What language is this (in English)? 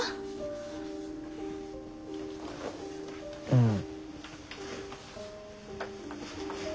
Japanese